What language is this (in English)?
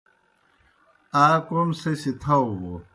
Kohistani Shina